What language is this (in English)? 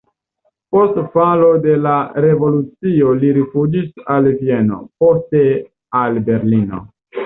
Esperanto